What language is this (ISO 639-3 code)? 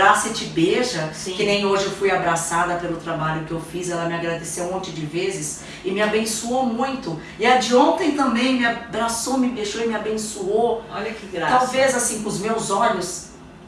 por